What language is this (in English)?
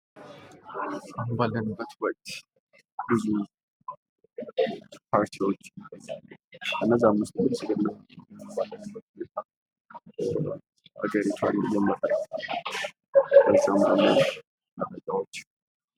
Amharic